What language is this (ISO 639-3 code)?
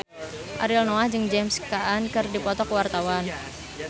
sun